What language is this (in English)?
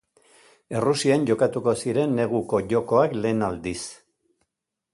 Basque